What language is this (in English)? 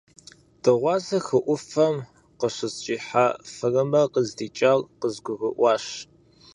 Kabardian